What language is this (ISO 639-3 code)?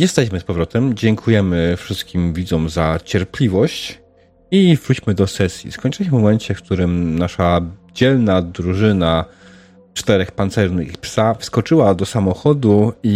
pol